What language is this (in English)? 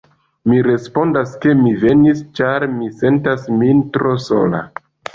Esperanto